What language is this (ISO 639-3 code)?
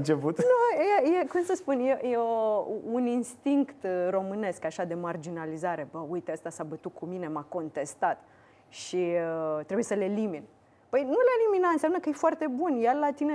ron